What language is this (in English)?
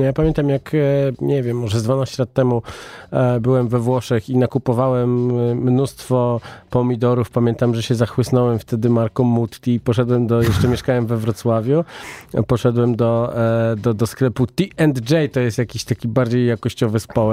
Polish